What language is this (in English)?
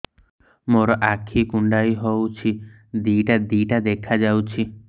Odia